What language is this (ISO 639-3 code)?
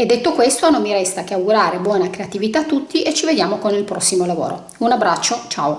ita